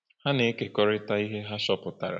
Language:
Igbo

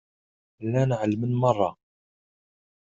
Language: Kabyle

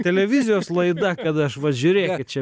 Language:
Lithuanian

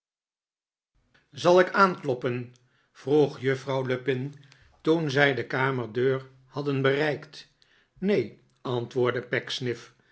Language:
Dutch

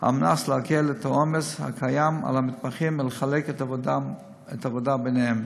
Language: Hebrew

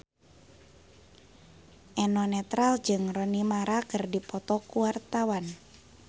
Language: Sundanese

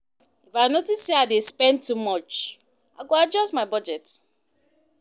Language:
Nigerian Pidgin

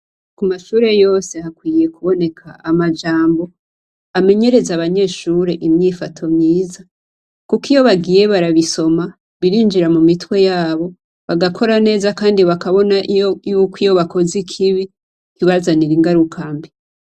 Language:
Rundi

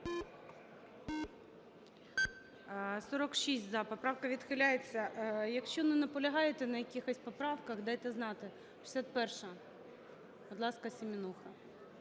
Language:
Ukrainian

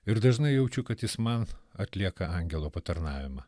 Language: Lithuanian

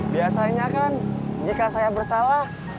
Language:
Indonesian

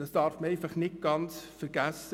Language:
Swiss German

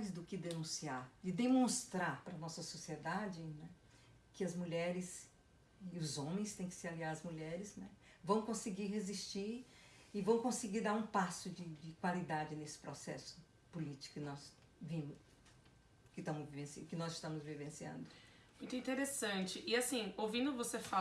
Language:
Portuguese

